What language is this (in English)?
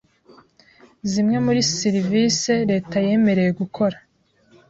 Kinyarwanda